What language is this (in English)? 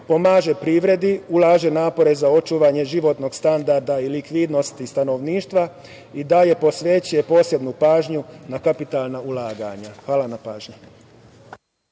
Serbian